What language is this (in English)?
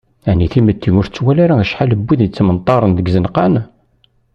Kabyle